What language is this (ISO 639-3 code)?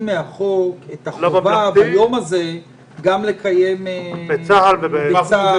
heb